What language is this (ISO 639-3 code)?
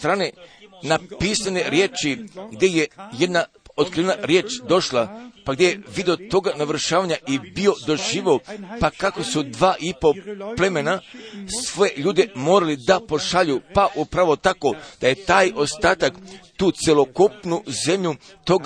hrv